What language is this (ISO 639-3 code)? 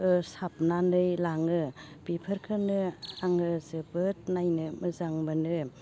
brx